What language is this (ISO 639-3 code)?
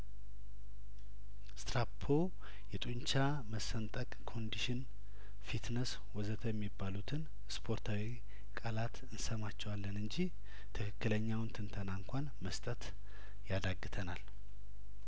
amh